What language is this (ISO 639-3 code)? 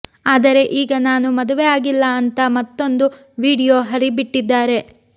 kan